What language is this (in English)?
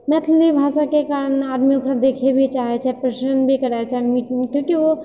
Maithili